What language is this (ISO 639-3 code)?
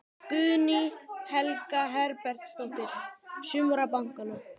isl